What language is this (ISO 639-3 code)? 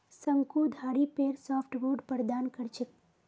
mag